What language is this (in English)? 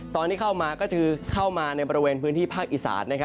Thai